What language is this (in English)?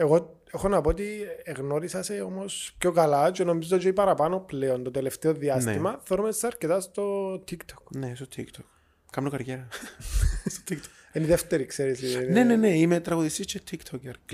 Greek